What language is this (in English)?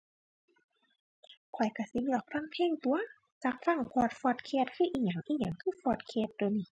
Thai